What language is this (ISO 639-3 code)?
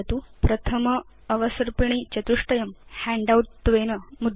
san